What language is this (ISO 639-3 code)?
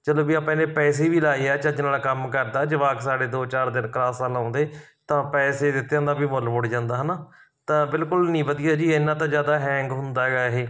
pan